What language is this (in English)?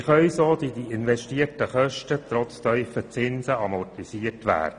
Swiss German